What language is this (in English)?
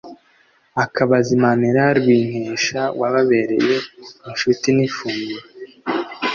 Kinyarwanda